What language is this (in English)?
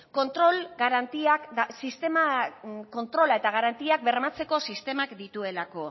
Basque